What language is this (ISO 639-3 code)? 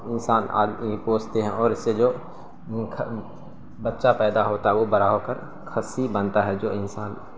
urd